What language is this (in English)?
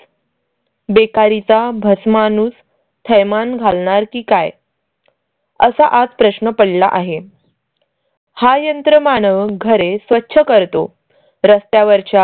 Marathi